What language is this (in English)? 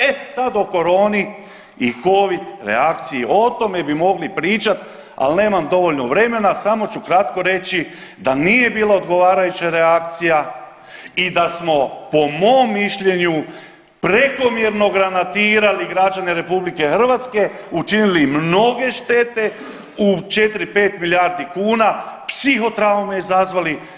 Croatian